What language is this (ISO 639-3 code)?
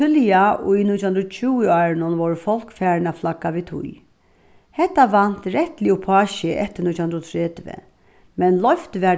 fao